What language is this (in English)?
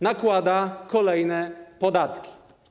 Polish